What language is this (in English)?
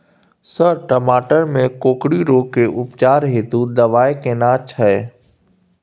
Maithili